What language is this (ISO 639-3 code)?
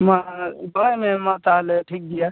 sat